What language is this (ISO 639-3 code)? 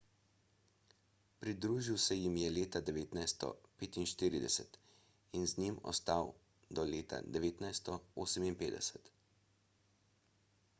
slv